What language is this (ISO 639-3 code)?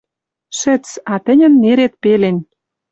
mrj